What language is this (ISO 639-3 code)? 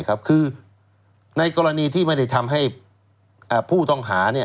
tha